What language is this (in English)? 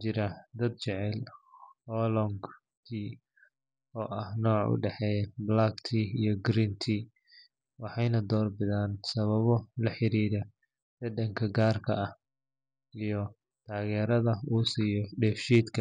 Somali